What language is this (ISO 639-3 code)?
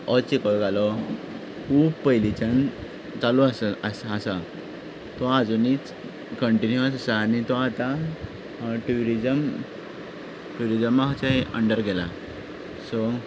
kok